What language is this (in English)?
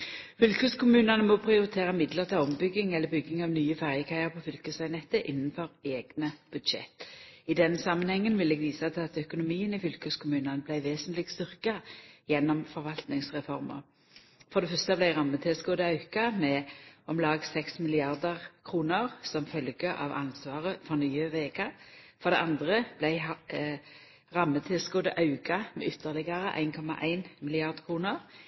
Norwegian Nynorsk